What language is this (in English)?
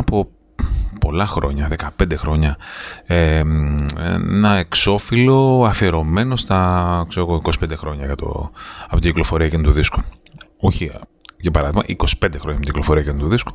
Greek